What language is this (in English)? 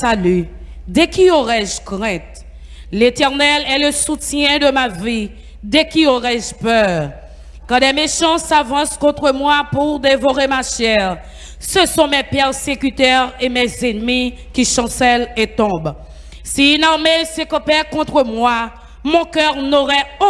French